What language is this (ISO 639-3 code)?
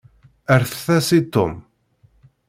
kab